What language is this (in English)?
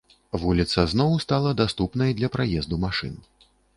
Belarusian